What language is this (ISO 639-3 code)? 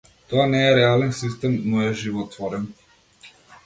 mkd